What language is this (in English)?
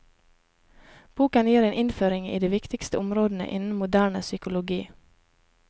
Norwegian